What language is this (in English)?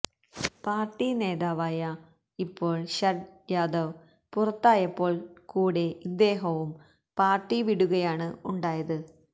Malayalam